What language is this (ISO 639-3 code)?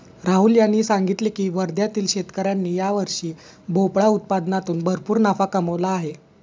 mar